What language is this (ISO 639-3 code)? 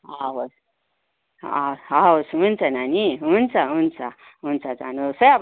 nep